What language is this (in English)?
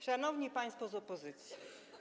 Polish